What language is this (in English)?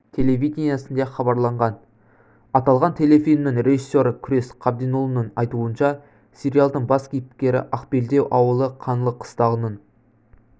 Kazakh